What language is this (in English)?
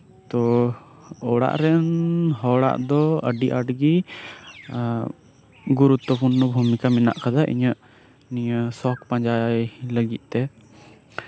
Santali